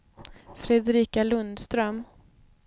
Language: Swedish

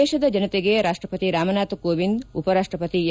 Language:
Kannada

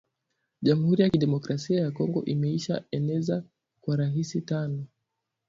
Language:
Swahili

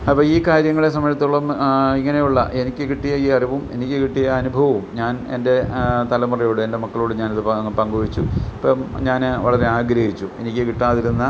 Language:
Malayalam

